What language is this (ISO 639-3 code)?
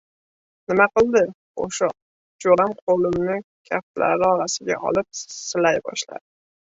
uzb